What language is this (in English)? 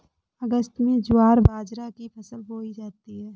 Hindi